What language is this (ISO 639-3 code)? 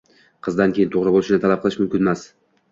uzb